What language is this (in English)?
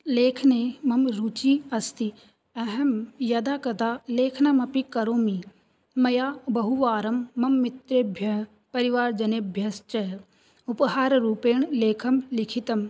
Sanskrit